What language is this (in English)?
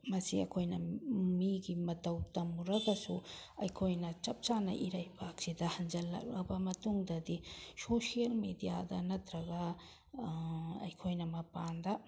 Manipuri